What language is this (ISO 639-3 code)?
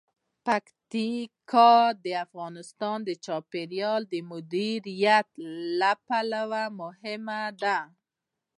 pus